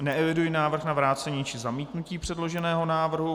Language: Czech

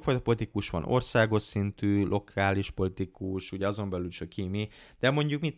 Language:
Hungarian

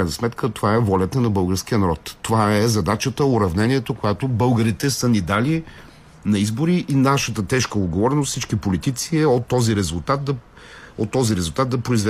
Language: Bulgarian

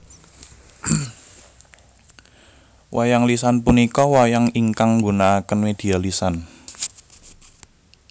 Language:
Javanese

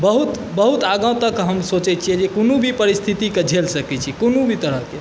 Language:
Maithili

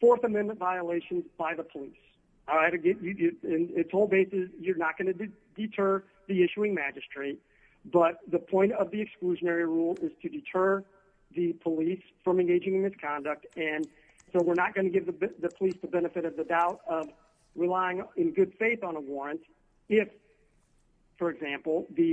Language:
English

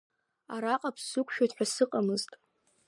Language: Abkhazian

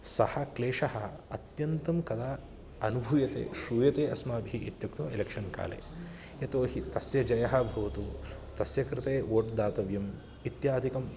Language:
Sanskrit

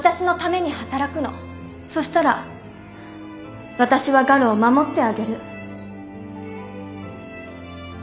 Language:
Japanese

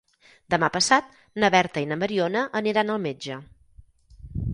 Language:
Catalan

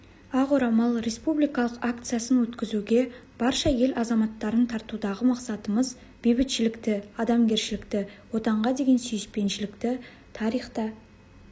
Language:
Kazakh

